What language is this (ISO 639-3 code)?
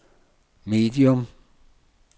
dan